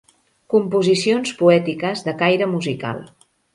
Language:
Catalan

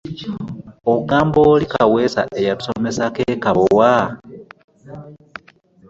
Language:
Ganda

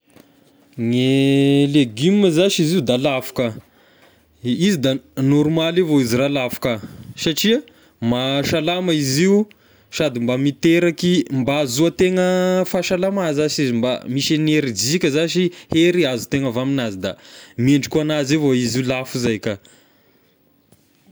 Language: Tesaka Malagasy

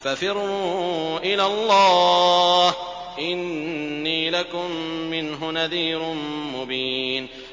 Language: Arabic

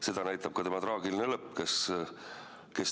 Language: Estonian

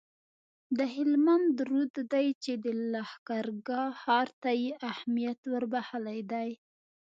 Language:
Pashto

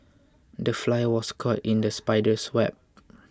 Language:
English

